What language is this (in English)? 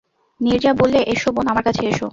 Bangla